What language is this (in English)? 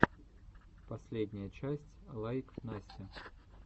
Russian